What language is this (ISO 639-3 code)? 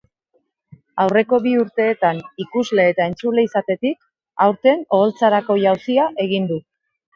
eus